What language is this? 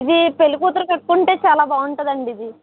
Telugu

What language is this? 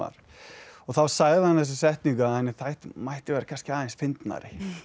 Icelandic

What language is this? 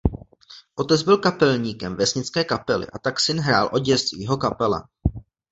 Czech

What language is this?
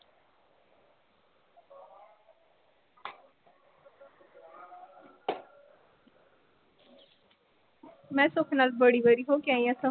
Punjabi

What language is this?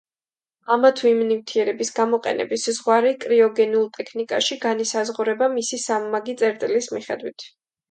Georgian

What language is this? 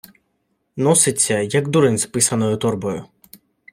Ukrainian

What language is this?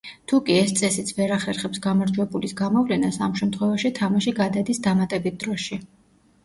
Georgian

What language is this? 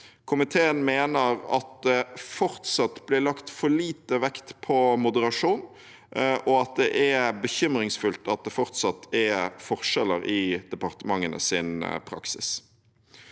Norwegian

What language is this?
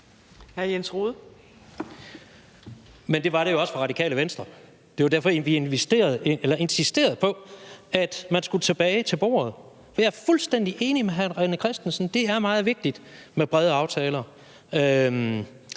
Danish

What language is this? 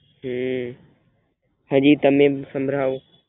Gujarati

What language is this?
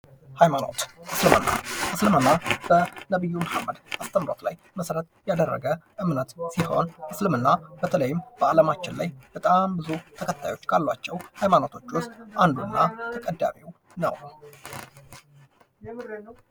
Amharic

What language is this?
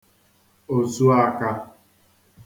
Igbo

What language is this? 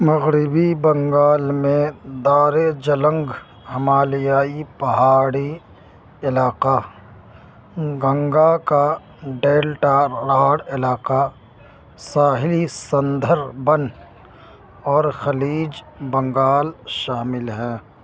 Urdu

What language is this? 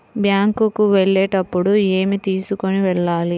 Telugu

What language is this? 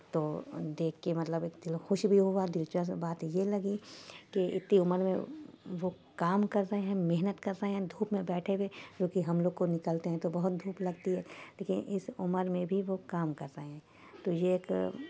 Urdu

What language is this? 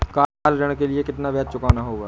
Hindi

